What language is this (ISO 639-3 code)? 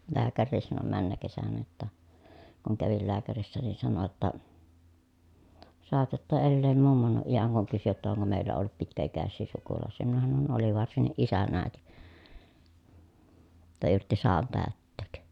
fin